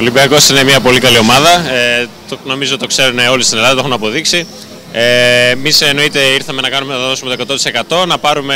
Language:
Greek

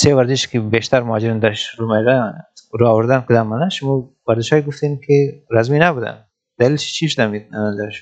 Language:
Persian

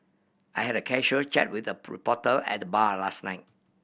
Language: English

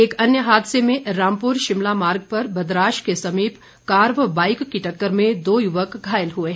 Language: Hindi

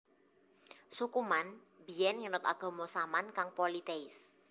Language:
Javanese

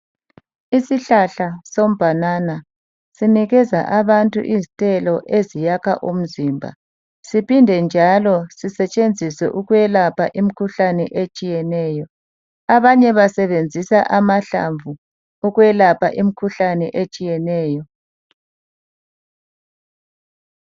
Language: North Ndebele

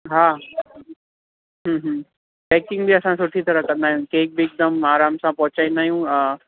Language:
Sindhi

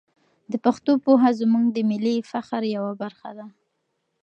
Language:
Pashto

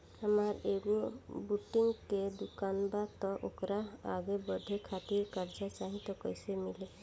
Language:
Bhojpuri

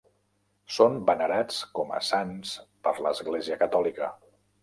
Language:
Catalan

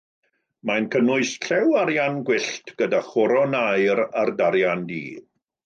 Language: Welsh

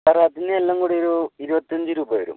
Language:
Malayalam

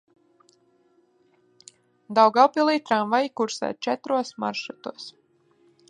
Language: Latvian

